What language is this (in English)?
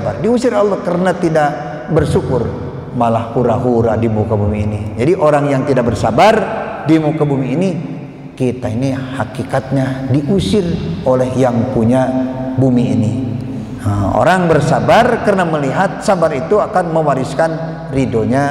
Indonesian